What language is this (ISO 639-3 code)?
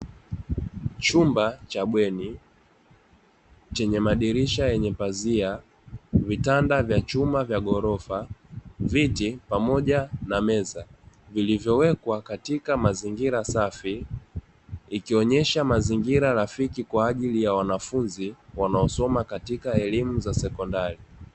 swa